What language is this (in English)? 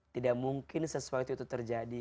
Indonesian